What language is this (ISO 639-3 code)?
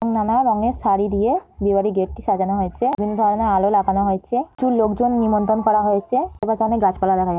ben